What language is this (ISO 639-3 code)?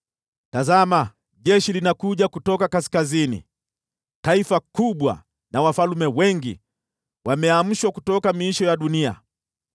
swa